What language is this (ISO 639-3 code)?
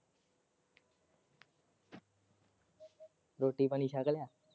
pan